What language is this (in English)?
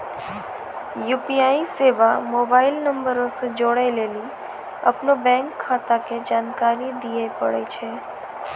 Maithili